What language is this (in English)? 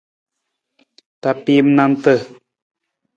Nawdm